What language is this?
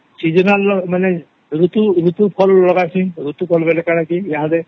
Odia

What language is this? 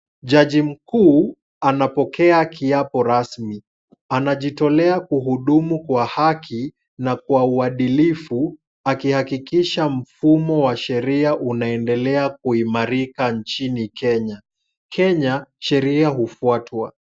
Swahili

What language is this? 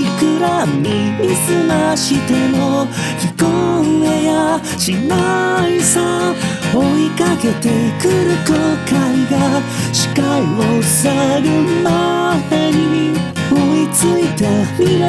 Romanian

